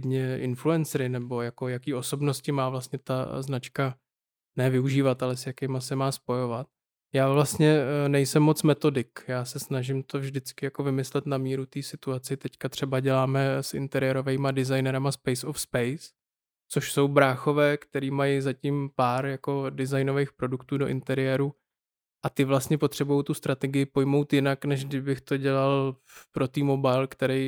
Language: Czech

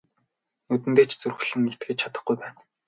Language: Mongolian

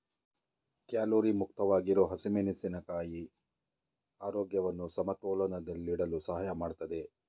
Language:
Kannada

